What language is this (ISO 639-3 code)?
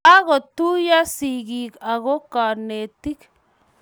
kln